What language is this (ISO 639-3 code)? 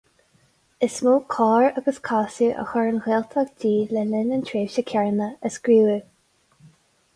gle